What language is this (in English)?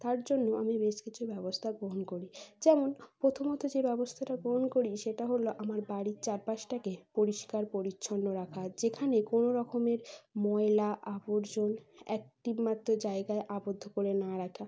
Bangla